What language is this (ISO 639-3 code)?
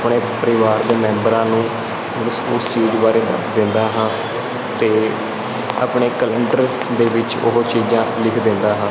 pan